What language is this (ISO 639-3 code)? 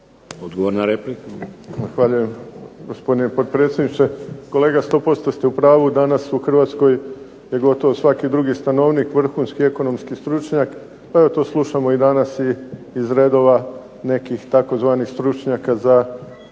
hrv